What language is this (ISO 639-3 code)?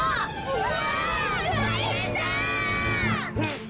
jpn